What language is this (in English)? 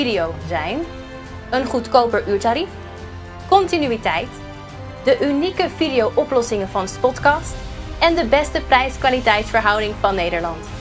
Dutch